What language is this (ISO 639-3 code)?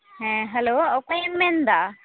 sat